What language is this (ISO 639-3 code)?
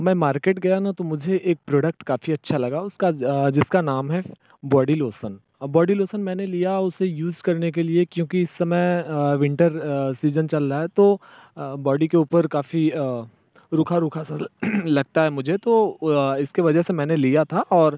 hin